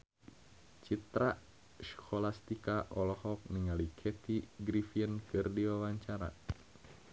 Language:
Sundanese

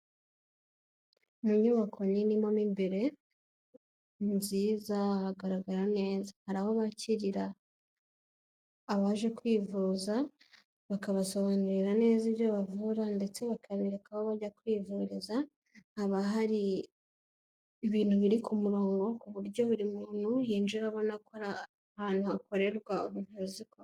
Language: Kinyarwanda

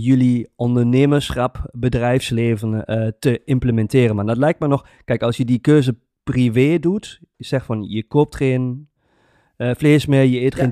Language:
Dutch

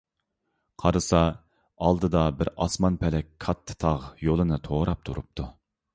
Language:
Uyghur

